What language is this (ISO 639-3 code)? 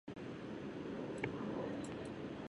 jpn